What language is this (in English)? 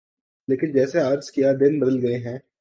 Urdu